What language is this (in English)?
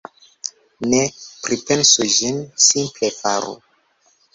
Esperanto